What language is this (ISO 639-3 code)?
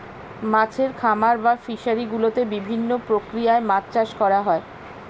ben